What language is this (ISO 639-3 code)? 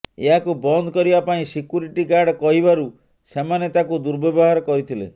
ori